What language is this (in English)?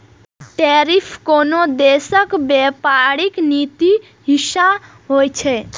Maithili